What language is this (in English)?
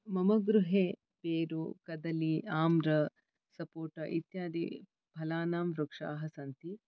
Sanskrit